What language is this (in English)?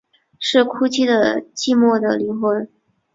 Chinese